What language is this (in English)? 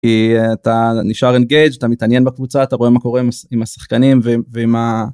Hebrew